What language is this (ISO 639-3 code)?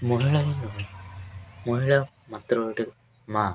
ori